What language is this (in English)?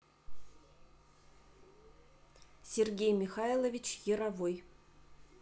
Russian